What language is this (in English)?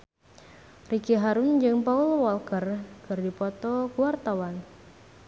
Sundanese